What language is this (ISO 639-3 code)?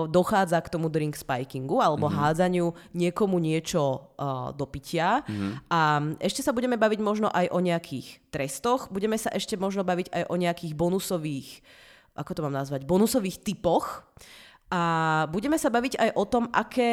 ces